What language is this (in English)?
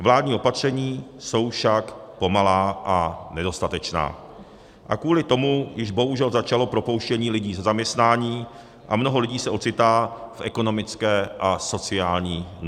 Czech